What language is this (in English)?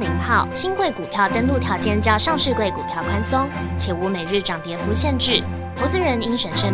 Chinese